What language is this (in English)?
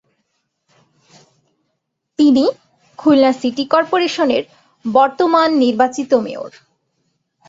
Bangla